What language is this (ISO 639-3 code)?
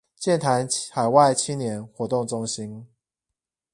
zho